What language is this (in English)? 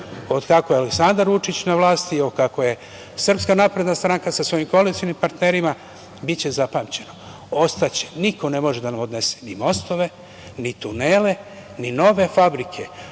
Serbian